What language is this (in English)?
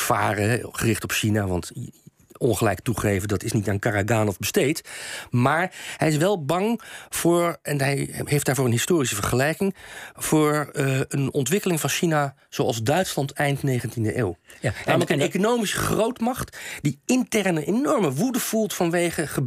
Dutch